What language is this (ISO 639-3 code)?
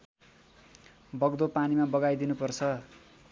nep